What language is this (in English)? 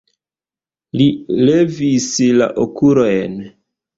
Esperanto